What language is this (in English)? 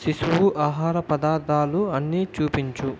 Telugu